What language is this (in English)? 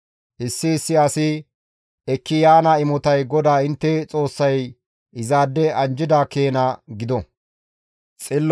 Gamo